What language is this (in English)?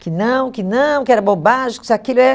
Portuguese